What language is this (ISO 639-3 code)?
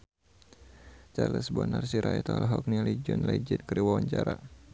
sun